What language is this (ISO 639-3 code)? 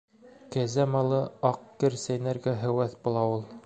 bak